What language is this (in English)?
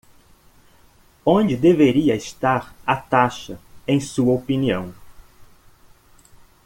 Portuguese